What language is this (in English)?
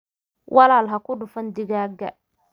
Somali